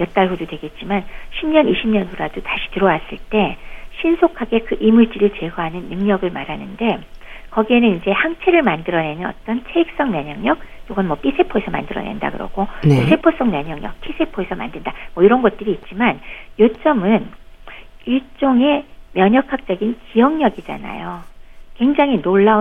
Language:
Korean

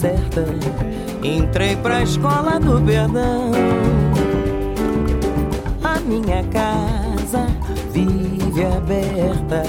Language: Romanian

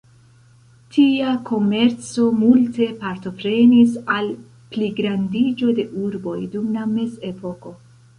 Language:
Esperanto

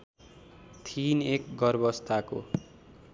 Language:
Nepali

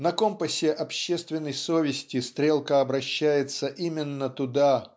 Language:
Russian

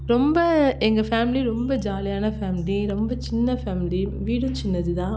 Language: Tamil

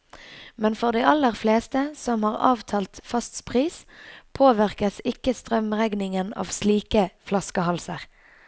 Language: Norwegian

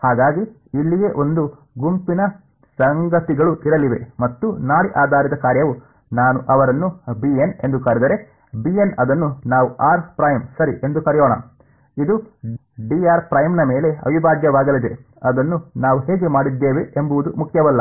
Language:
Kannada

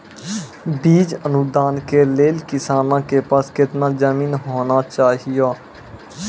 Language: Maithili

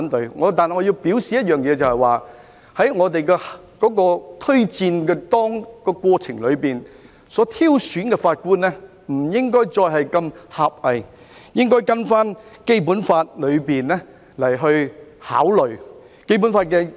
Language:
Cantonese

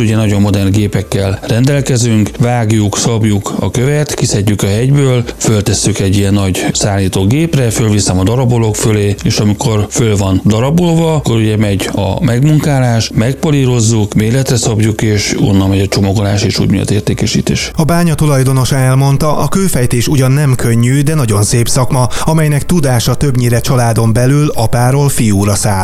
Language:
Hungarian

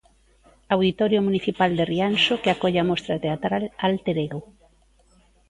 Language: Galician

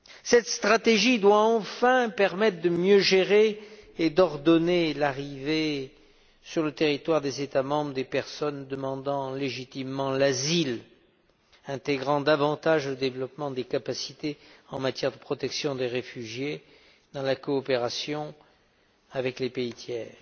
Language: French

